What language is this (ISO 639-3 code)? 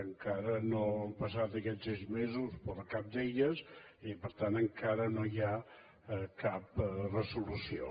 cat